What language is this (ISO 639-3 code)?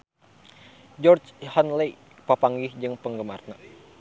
sun